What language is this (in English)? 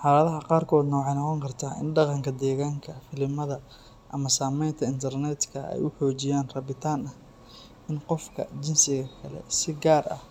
Somali